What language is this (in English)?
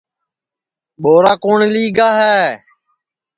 Sansi